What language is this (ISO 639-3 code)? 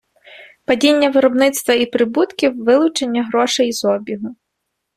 ukr